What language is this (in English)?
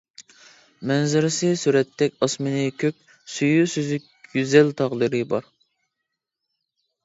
Uyghur